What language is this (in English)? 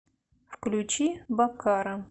Russian